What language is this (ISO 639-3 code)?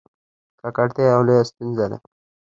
pus